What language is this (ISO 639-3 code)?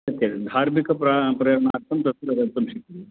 san